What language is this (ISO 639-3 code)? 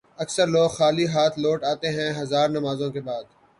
urd